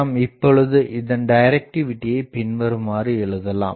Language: Tamil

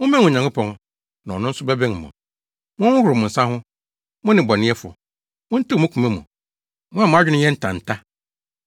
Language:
Akan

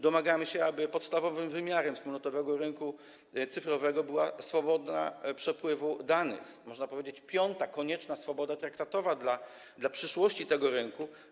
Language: Polish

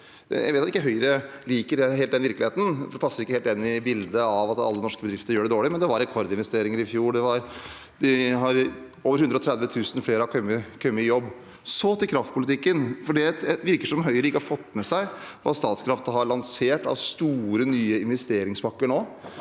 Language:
Norwegian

